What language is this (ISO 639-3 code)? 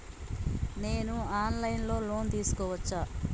tel